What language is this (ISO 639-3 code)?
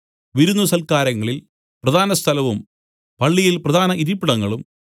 mal